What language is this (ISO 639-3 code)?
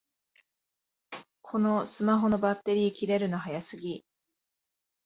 jpn